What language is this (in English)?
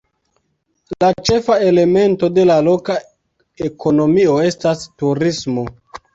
Esperanto